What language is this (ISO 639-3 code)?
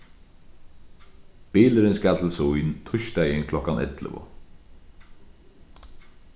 fao